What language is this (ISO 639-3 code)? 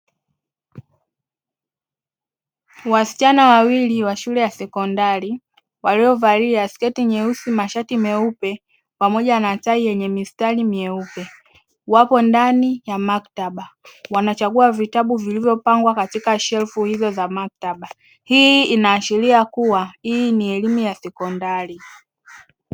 swa